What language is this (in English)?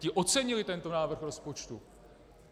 Czech